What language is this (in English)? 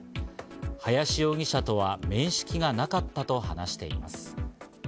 Japanese